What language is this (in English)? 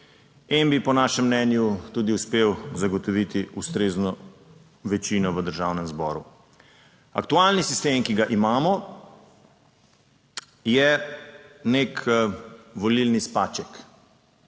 Slovenian